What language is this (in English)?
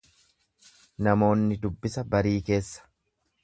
Oromo